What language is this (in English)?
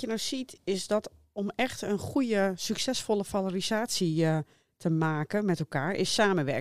Dutch